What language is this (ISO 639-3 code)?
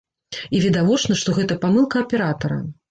bel